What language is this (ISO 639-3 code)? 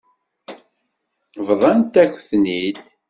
kab